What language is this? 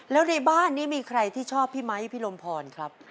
Thai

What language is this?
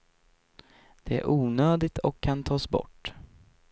Swedish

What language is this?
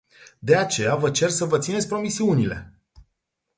Romanian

